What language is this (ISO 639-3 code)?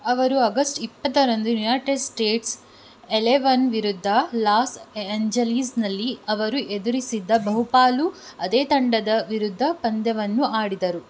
kan